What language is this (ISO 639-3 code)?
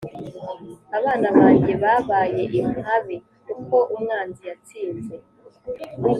kin